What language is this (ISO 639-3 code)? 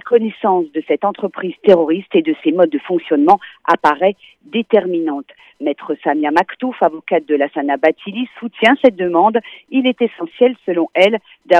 fra